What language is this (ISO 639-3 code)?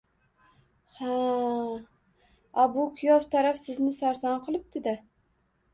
uzb